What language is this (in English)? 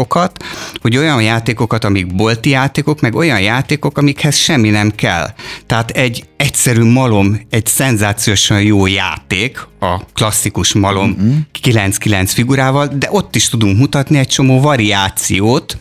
Hungarian